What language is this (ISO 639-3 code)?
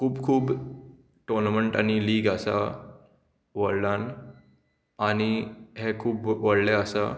kok